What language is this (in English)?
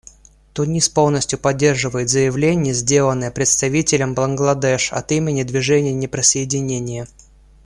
Russian